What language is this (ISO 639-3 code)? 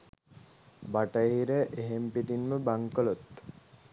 sin